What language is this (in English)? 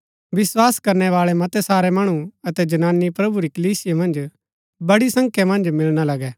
Gaddi